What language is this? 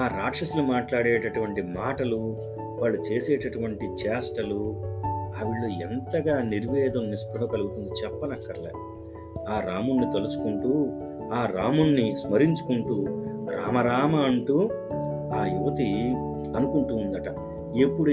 Telugu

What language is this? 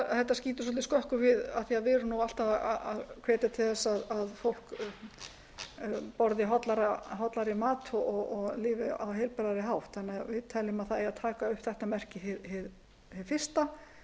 Icelandic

